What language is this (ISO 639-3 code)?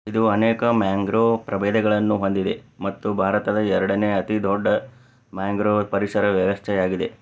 kan